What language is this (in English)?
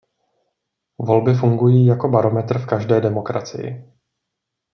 Czech